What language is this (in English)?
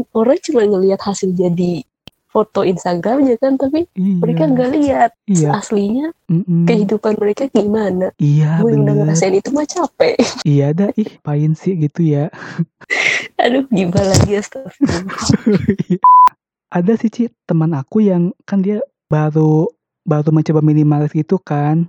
Indonesian